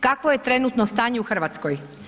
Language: Croatian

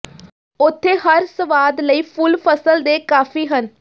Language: Punjabi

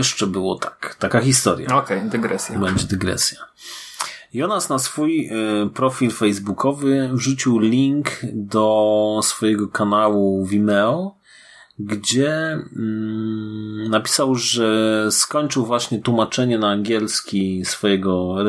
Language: Polish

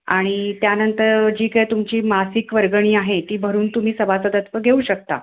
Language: Marathi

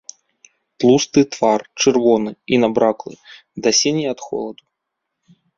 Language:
Belarusian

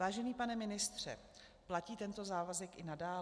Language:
Czech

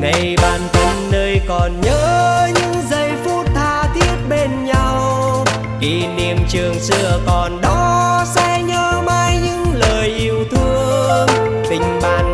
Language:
Vietnamese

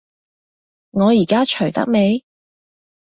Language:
Cantonese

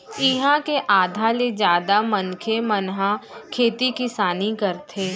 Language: Chhattisgarhi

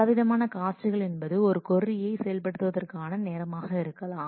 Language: Tamil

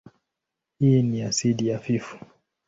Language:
Swahili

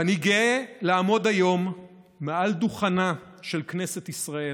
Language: Hebrew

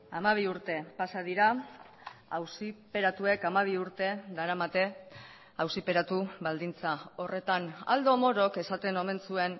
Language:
Basque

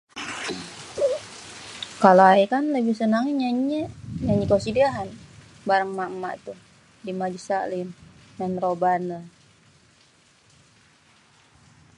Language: Betawi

